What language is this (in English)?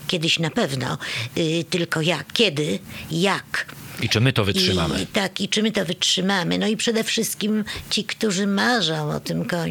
Polish